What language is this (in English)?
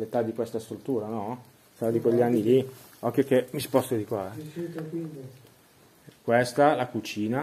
Italian